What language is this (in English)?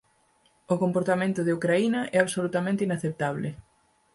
Galician